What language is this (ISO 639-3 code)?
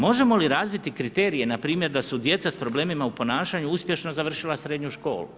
hrv